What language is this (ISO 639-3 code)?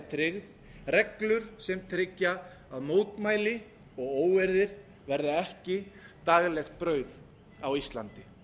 isl